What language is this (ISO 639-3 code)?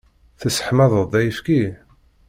kab